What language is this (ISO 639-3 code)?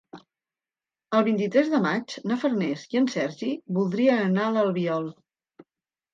cat